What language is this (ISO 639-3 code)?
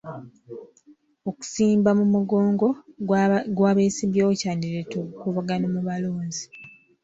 lug